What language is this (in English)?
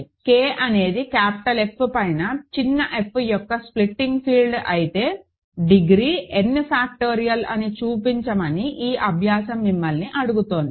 Telugu